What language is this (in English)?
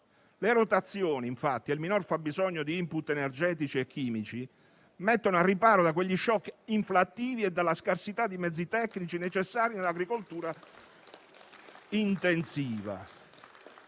Italian